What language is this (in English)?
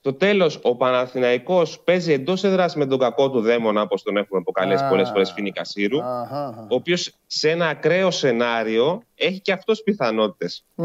Greek